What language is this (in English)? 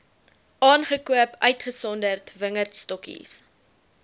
Afrikaans